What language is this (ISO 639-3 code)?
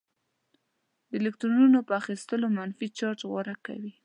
pus